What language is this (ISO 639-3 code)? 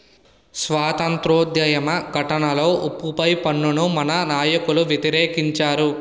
tel